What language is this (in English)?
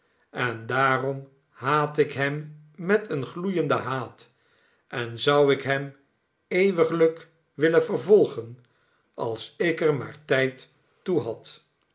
Dutch